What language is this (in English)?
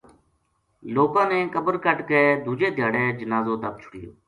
Gujari